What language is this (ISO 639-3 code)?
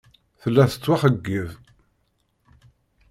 kab